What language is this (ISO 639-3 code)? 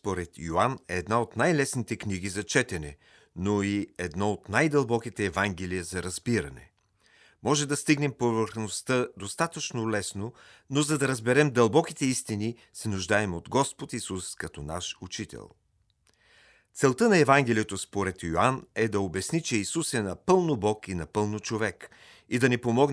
bul